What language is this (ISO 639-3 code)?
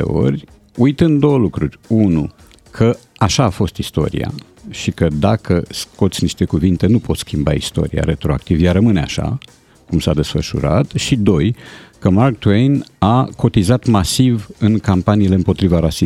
ron